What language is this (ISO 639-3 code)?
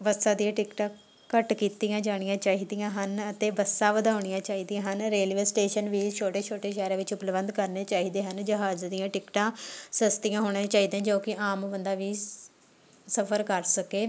pan